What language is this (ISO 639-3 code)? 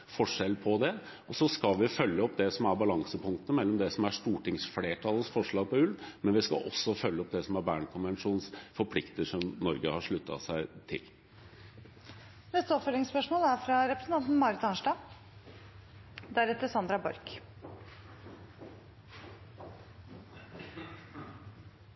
nor